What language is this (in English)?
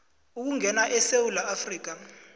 South Ndebele